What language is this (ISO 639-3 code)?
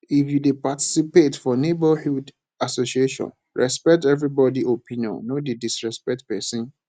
pcm